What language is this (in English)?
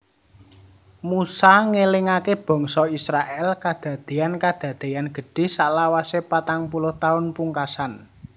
Javanese